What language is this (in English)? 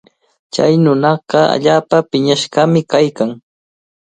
Cajatambo North Lima Quechua